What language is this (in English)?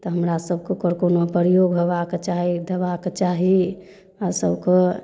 Maithili